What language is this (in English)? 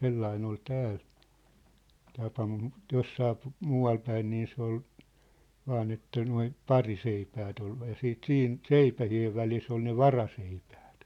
Finnish